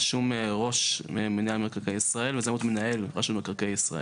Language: Hebrew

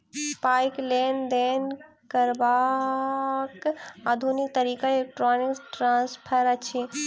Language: Maithili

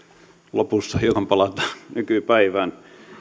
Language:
Finnish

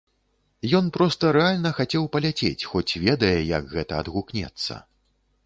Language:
Belarusian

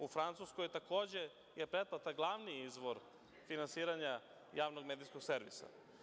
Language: Serbian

